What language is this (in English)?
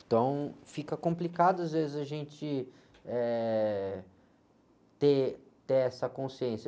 Portuguese